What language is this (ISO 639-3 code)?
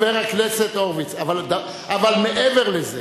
heb